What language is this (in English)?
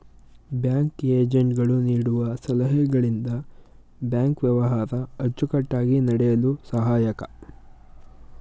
Kannada